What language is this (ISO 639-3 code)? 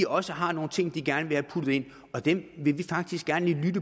dan